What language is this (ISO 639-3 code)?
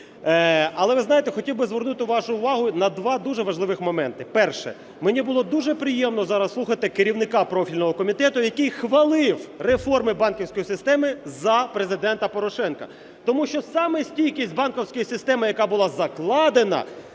ukr